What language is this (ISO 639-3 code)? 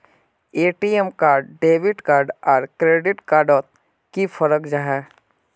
mag